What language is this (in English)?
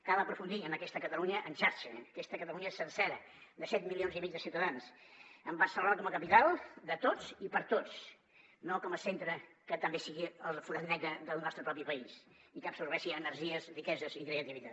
Catalan